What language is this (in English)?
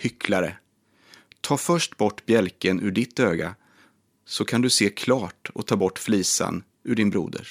Swedish